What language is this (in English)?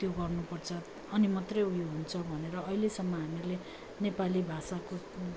Nepali